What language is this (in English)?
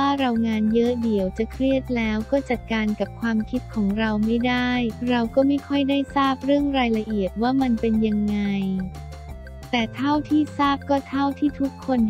Thai